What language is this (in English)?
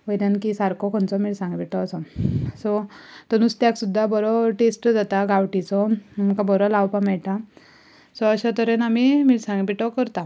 Konkani